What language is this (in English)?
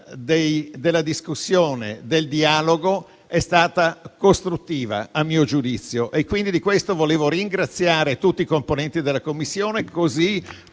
Italian